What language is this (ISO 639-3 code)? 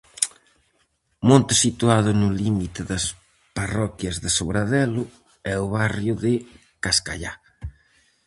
glg